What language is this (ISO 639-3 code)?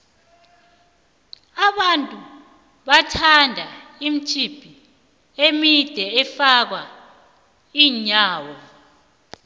nbl